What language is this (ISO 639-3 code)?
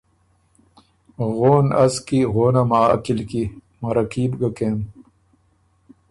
oru